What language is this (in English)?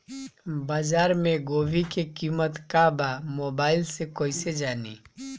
Bhojpuri